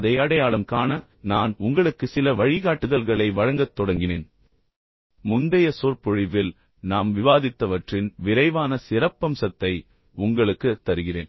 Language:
Tamil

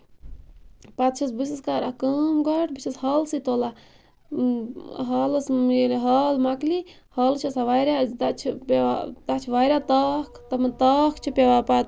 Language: Kashmiri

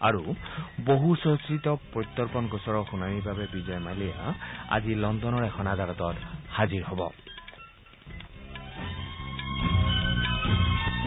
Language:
Assamese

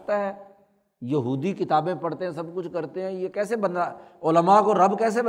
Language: Urdu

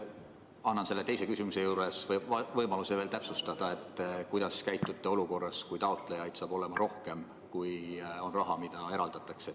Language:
Estonian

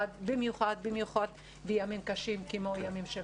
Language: Hebrew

